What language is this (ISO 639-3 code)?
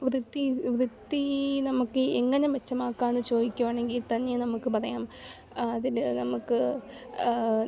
mal